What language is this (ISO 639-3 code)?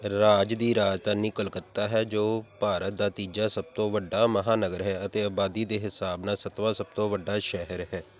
pan